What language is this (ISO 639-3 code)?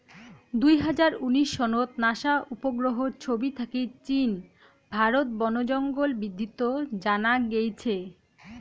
ben